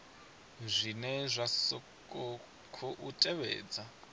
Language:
Venda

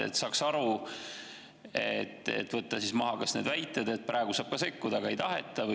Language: Estonian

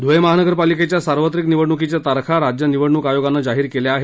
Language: Marathi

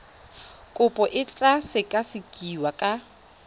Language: Tswana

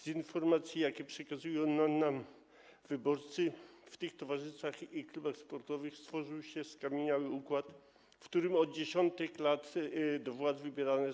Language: Polish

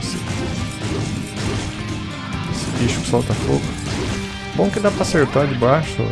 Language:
Portuguese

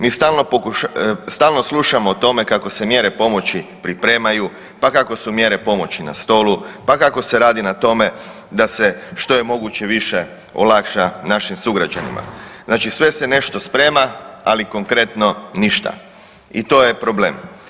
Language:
Croatian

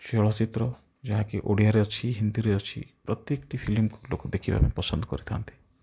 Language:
Odia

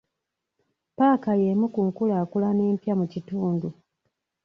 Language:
Ganda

